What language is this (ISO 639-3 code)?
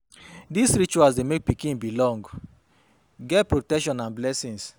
pcm